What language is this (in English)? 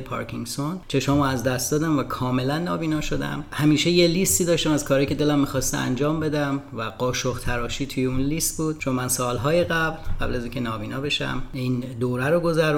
Persian